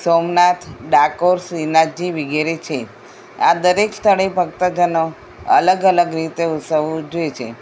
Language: Gujarati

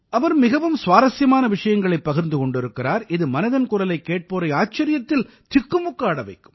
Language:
Tamil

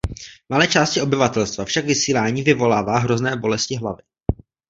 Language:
Czech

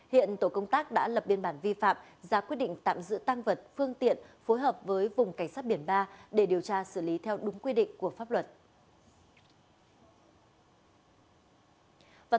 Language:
Vietnamese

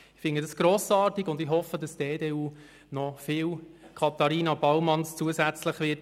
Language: Swiss German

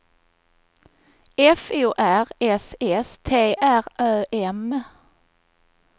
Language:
Swedish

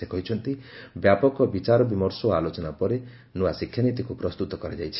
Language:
Odia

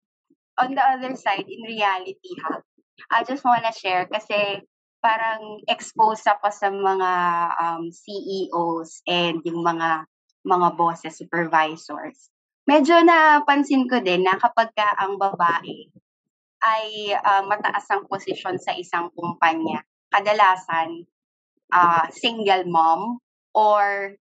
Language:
Filipino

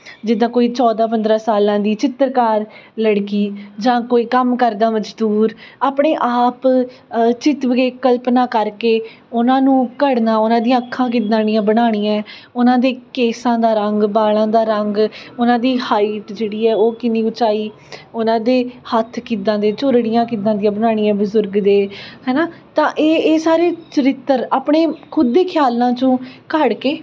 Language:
Punjabi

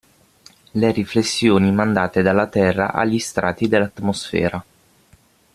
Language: Italian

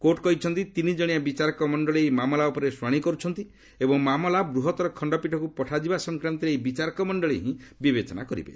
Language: Odia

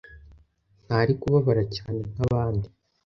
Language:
Kinyarwanda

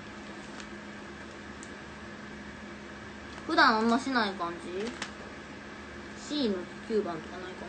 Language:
Japanese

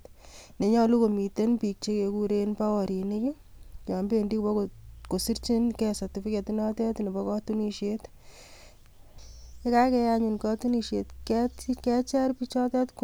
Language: Kalenjin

